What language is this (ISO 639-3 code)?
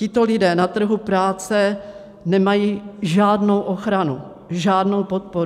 ces